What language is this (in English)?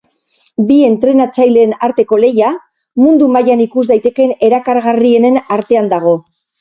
Basque